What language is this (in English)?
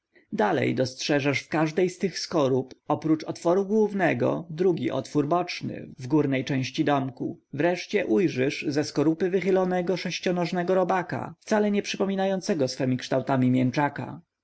Polish